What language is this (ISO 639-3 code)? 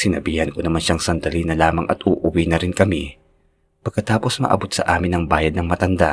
fil